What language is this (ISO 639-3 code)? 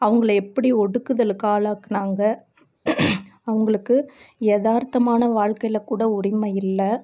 tam